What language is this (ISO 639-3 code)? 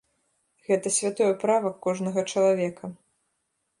bel